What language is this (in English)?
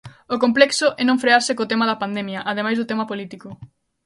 Galician